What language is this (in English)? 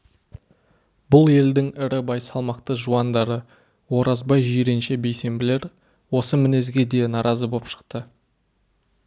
Kazakh